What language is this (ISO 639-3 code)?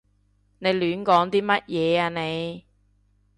yue